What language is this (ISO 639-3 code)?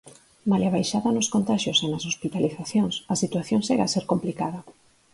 glg